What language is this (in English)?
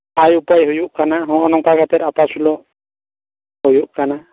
Santali